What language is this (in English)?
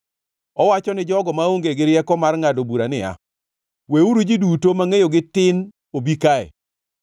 Luo (Kenya and Tanzania)